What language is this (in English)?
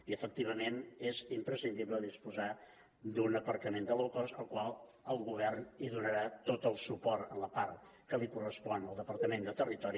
Catalan